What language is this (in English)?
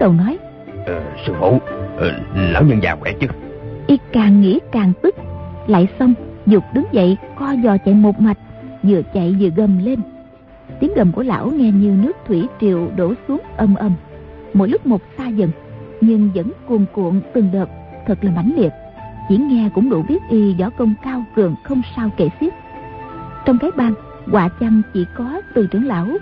Vietnamese